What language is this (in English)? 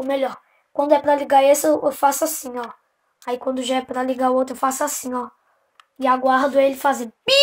Portuguese